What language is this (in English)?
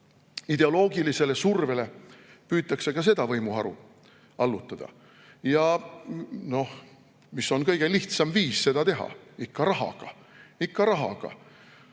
Estonian